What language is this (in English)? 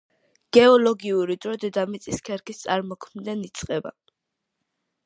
Georgian